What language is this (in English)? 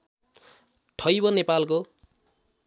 Nepali